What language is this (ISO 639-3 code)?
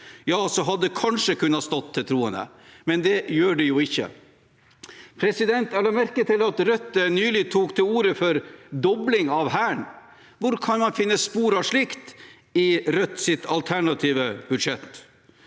nor